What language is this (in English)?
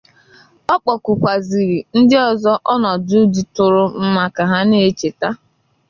Igbo